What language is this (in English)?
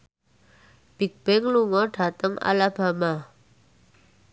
Javanese